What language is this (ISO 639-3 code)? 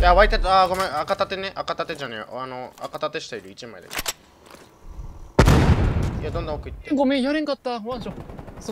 jpn